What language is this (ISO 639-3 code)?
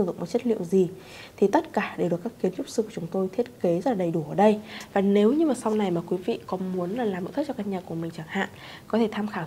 vie